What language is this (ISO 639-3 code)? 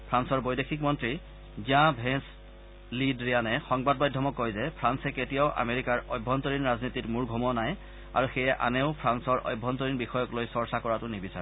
asm